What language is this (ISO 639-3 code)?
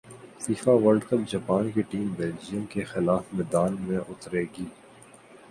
urd